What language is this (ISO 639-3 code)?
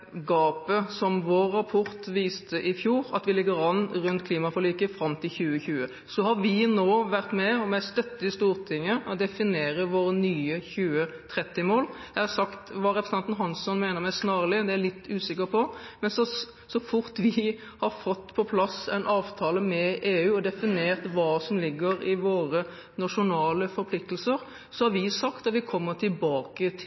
nob